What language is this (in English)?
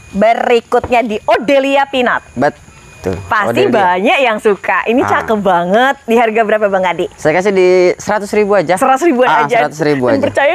Indonesian